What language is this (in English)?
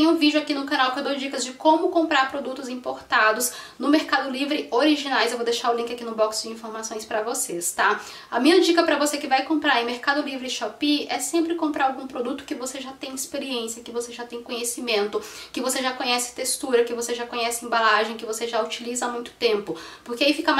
Portuguese